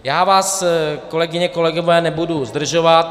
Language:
Czech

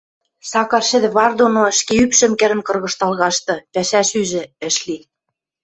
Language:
Western Mari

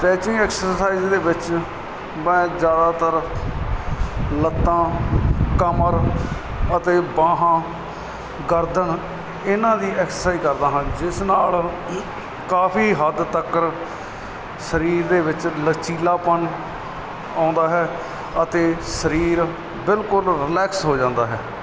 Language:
Punjabi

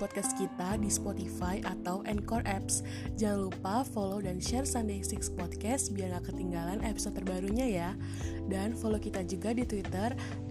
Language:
Indonesian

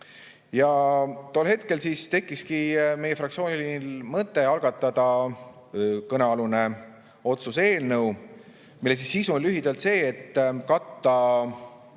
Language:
Estonian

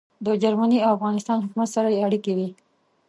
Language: Pashto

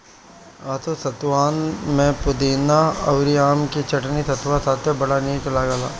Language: Bhojpuri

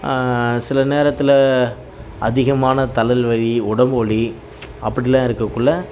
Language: Tamil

